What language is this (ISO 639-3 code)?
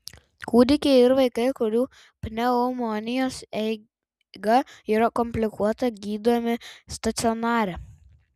lit